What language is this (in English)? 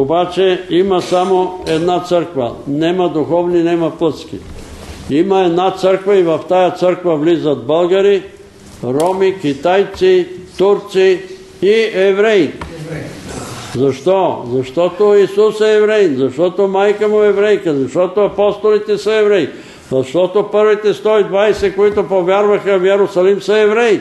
Bulgarian